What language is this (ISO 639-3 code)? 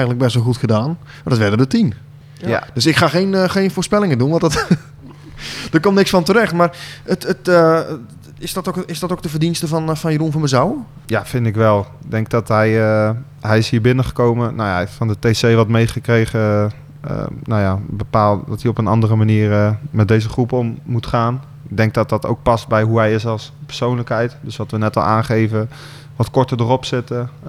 nld